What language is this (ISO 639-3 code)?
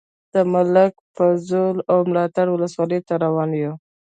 pus